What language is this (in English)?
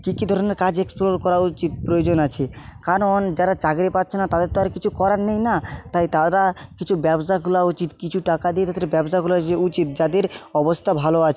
Bangla